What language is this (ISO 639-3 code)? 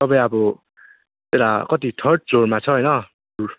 nep